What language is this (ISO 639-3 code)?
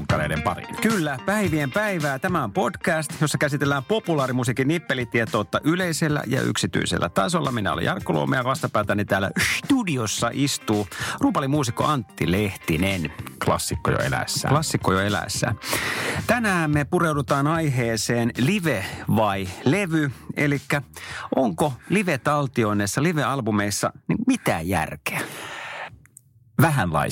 fin